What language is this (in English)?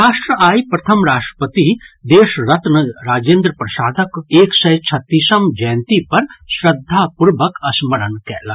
Maithili